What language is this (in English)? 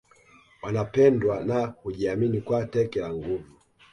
Swahili